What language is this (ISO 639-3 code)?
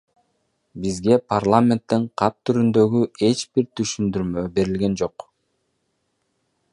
kir